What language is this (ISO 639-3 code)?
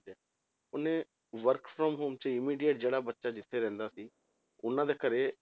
pan